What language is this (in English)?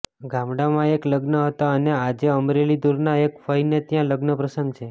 Gujarati